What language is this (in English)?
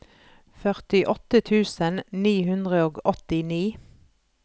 Norwegian